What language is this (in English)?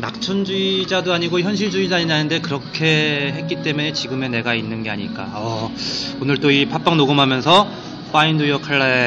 Korean